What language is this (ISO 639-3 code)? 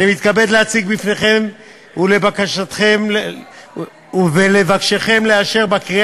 heb